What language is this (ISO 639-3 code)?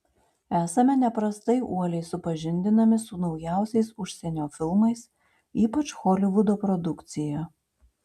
lit